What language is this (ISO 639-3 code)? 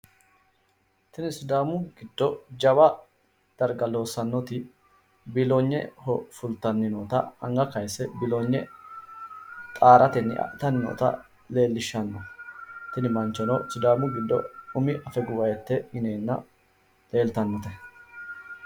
sid